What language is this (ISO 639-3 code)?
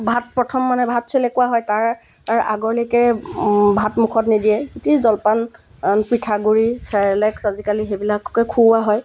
asm